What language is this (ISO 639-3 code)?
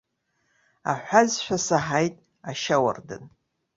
abk